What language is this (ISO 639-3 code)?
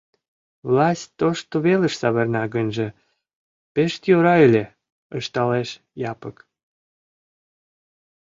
chm